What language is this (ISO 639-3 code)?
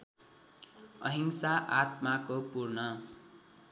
nep